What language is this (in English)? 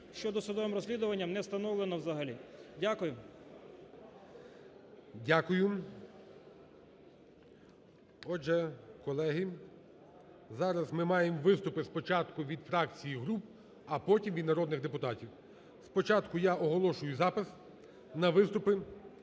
Ukrainian